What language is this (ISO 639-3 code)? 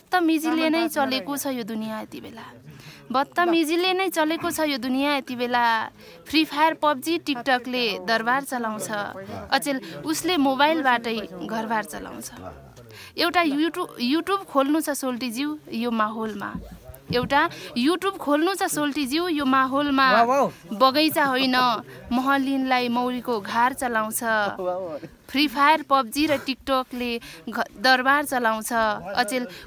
eng